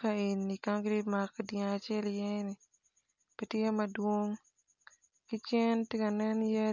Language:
Acoli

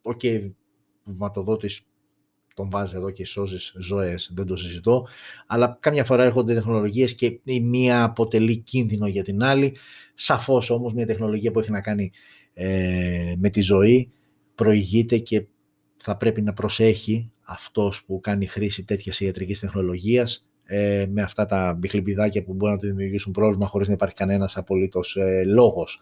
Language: Greek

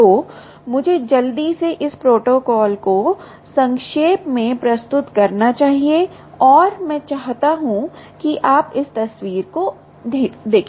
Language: Hindi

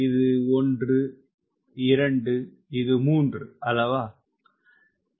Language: Tamil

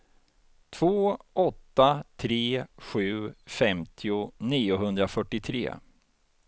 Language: Swedish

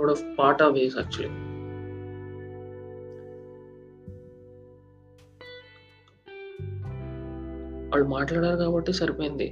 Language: Telugu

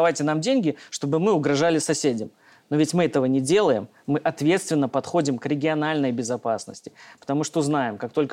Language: Russian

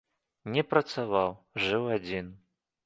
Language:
Belarusian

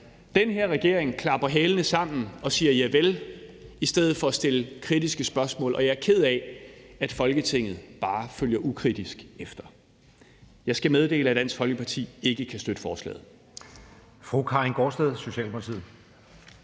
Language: Danish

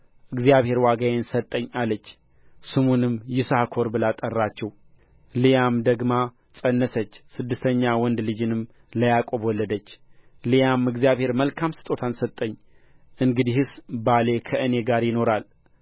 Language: Amharic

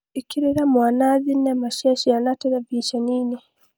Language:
Kikuyu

